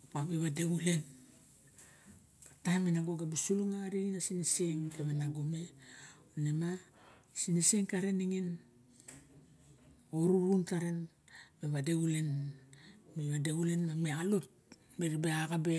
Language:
Barok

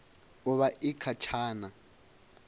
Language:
Venda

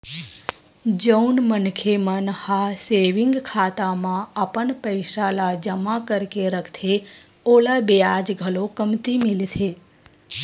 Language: Chhattisgarhi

